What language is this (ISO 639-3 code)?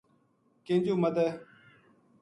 gju